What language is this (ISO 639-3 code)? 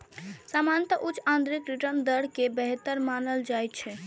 mai